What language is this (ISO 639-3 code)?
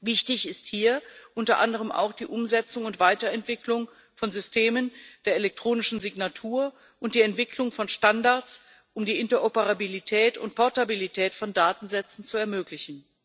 deu